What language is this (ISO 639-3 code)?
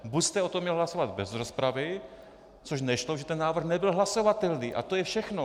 ces